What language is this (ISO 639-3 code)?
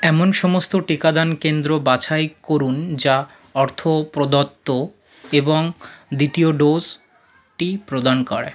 ben